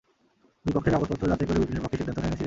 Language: Bangla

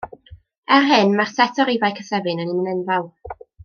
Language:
Welsh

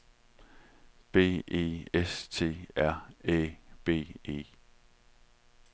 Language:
Danish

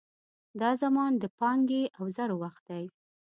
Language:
Pashto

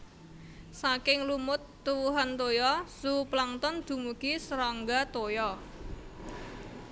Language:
Javanese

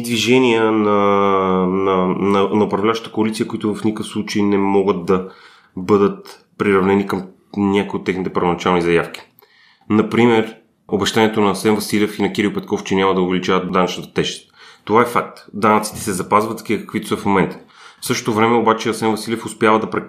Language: Bulgarian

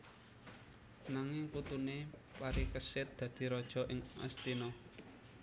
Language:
Javanese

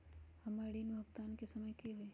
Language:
Magahi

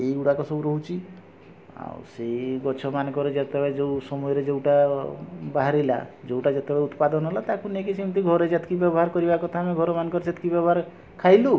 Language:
Odia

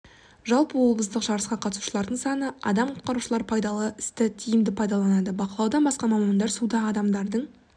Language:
Kazakh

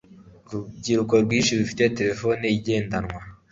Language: Kinyarwanda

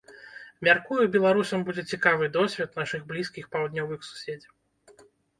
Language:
Belarusian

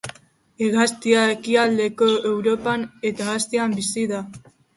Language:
Basque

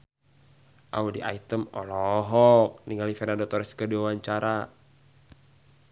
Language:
Sundanese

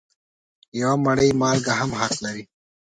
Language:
Pashto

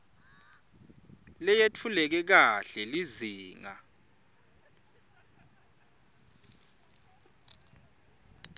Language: Swati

